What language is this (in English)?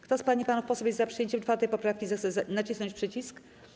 Polish